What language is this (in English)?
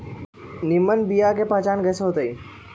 Magahi